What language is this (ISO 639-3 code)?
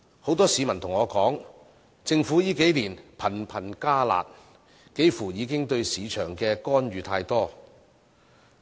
yue